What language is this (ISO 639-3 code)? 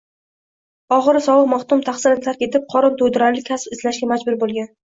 uzb